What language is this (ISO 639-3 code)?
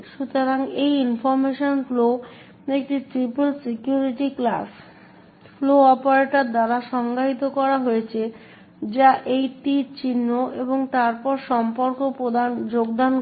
ben